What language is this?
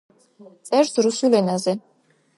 Georgian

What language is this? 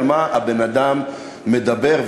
Hebrew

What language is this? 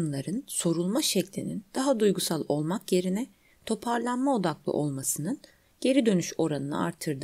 Turkish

